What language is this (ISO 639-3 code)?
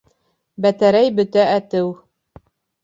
bak